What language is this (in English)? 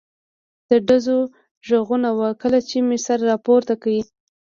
Pashto